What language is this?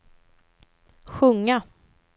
Swedish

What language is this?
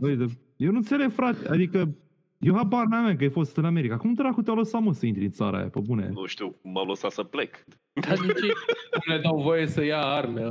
Romanian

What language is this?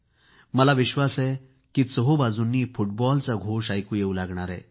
Marathi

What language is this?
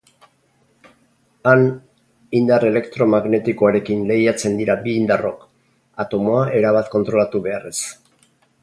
Basque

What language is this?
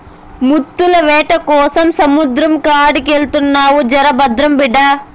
Telugu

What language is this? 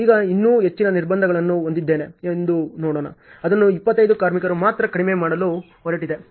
Kannada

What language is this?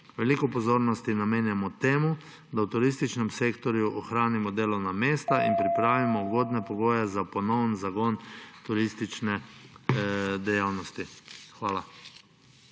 Slovenian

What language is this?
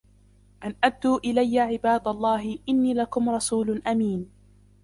Arabic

